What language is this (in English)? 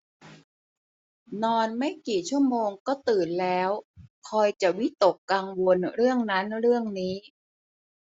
Thai